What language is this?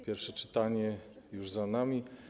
Polish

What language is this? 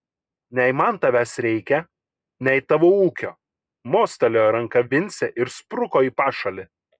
Lithuanian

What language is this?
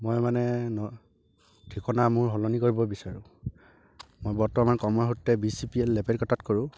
Assamese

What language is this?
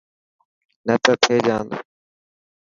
Dhatki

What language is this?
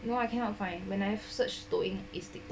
English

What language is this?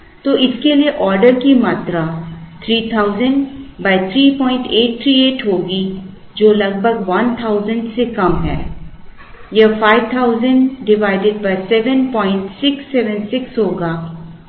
Hindi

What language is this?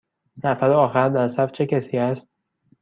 Persian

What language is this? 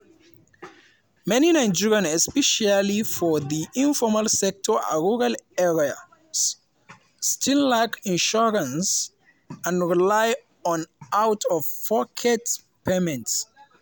Nigerian Pidgin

